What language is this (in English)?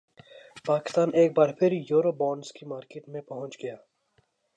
Urdu